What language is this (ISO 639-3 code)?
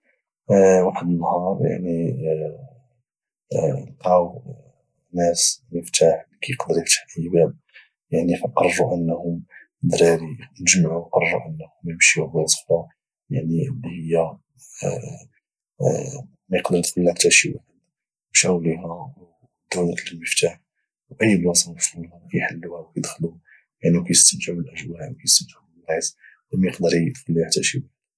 ary